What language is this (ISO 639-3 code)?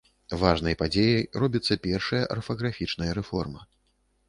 bel